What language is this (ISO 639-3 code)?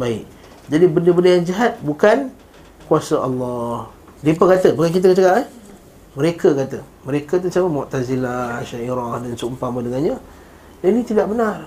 msa